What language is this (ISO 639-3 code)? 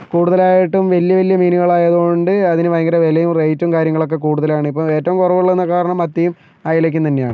mal